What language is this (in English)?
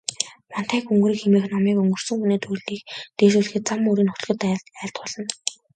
Mongolian